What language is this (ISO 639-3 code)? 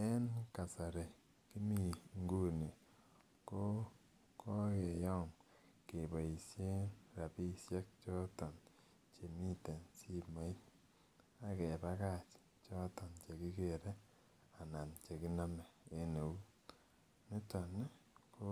kln